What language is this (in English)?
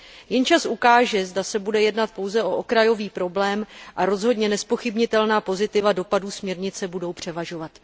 Czech